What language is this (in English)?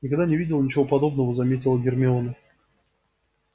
Russian